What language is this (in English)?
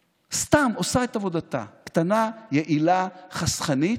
Hebrew